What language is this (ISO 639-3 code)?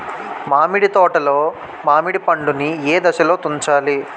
tel